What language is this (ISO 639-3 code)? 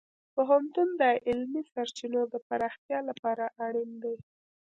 pus